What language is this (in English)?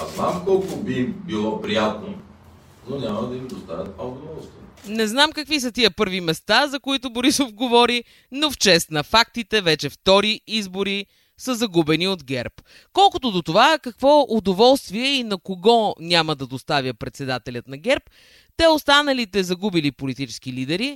Bulgarian